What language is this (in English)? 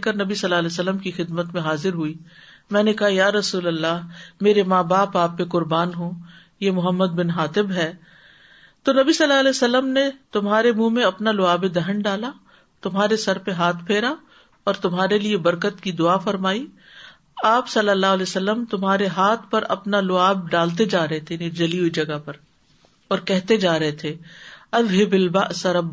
Urdu